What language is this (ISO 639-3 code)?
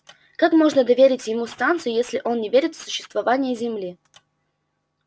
rus